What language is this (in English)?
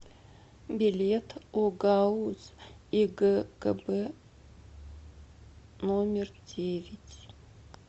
Russian